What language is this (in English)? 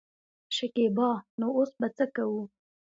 Pashto